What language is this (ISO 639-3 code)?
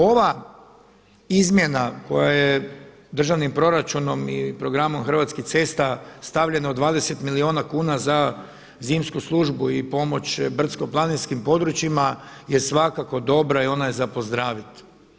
hrv